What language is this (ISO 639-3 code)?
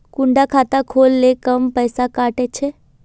mag